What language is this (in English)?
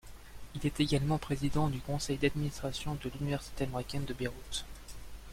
French